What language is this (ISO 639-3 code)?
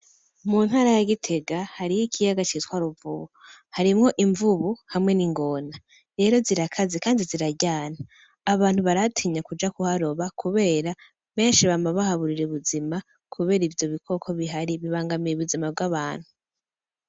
run